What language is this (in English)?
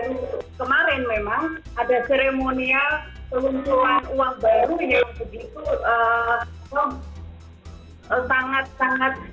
Indonesian